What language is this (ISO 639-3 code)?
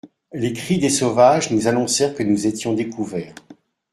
fra